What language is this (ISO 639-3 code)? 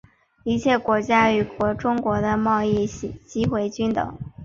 zho